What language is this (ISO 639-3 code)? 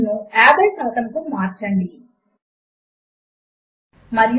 tel